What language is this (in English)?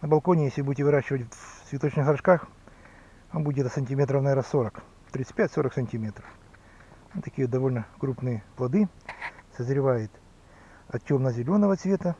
Russian